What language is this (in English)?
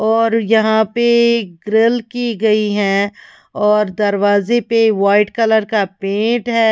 Hindi